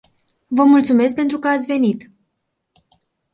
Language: Romanian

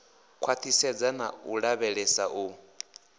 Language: Venda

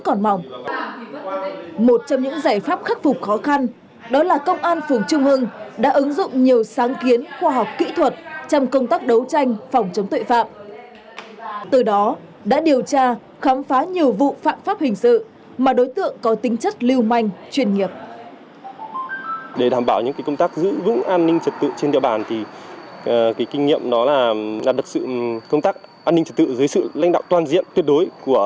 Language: Vietnamese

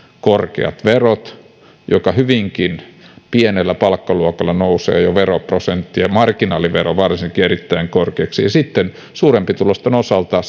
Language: Finnish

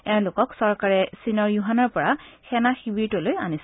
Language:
Assamese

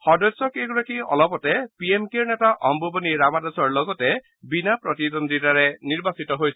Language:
Assamese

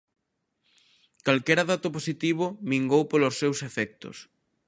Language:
Galician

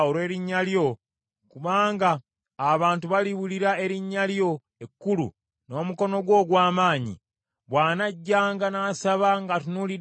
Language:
Ganda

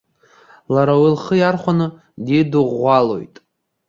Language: Abkhazian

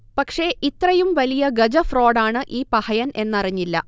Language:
Malayalam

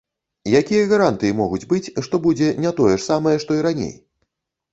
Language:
Belarusian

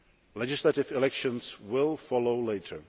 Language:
English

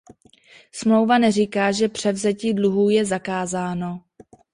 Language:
Czech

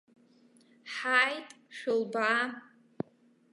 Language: Abkhazian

